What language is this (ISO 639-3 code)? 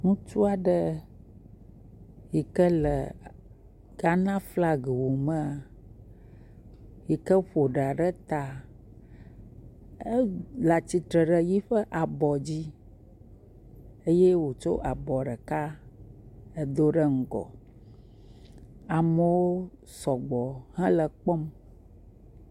ewe